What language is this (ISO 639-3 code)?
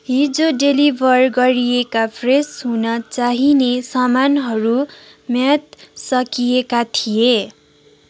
nep